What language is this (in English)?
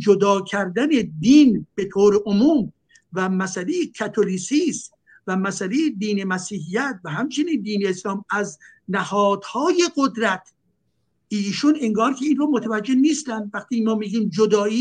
Persian